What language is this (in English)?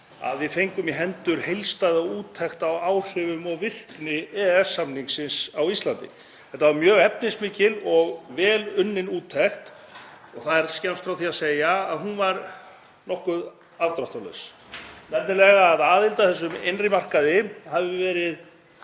Icelandic